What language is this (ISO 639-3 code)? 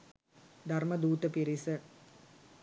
sin